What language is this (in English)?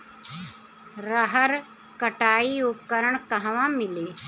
Bhojpuri